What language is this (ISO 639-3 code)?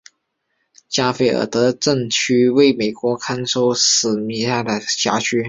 zho